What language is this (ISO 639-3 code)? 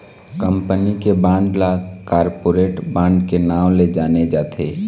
hne